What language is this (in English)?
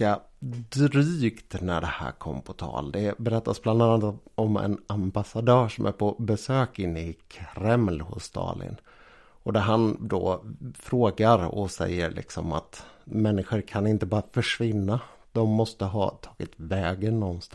Swedish